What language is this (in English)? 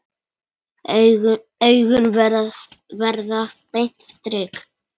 Icelandic